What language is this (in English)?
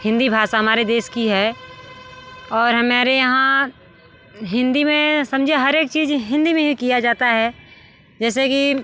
Hindi